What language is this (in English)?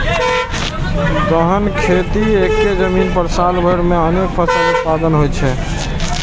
Maithili